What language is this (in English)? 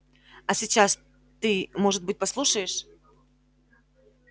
Russian